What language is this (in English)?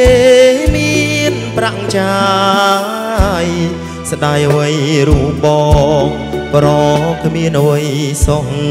Thai